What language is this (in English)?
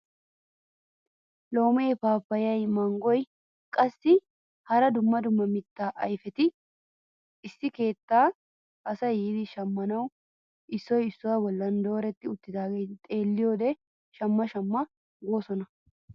Wolaytta